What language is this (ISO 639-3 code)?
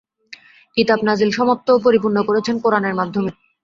ben